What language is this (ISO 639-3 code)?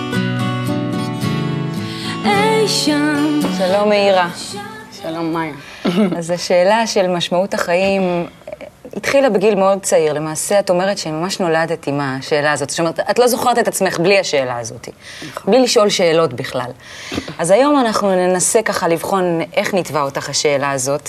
heb